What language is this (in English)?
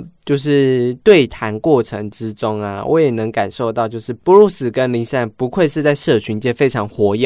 Chinese